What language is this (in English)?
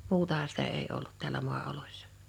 Finnish